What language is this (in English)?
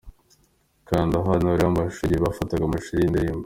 Kinyarwanda